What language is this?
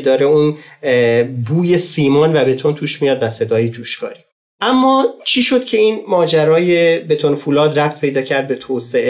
Persian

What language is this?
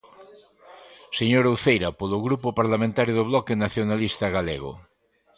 Galician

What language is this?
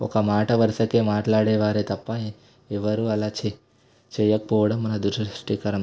Telugu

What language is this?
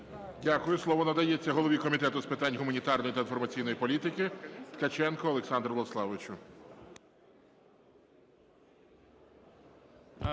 Ukrainian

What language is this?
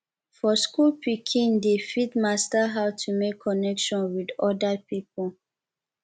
Nigerian Pidgin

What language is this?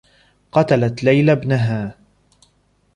Arabic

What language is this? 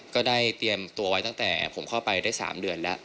Thai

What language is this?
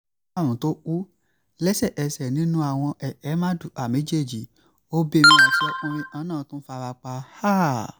Yoruba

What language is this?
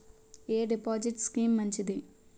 Telugu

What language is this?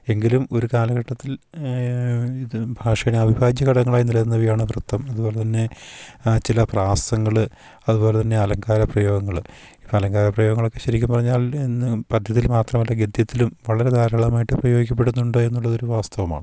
Malayalam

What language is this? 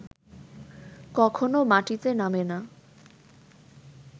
Bangla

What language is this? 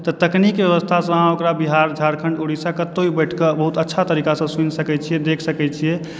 Maithili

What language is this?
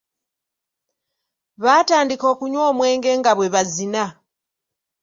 Ganda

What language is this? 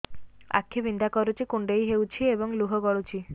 Odia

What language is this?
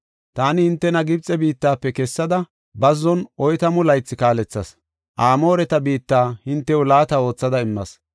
Gofa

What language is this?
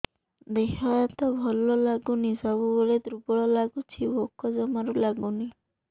Odia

